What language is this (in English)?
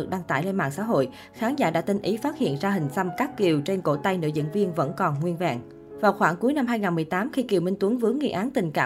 Vietnamese